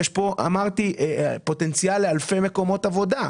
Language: Hebrew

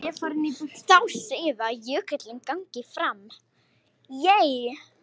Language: Icelandic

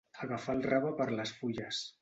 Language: Catalan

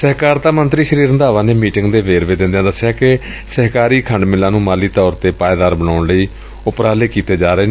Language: Punjabi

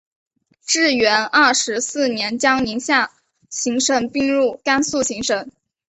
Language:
Chinese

